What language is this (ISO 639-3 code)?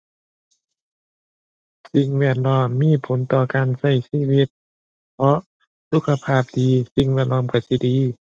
tha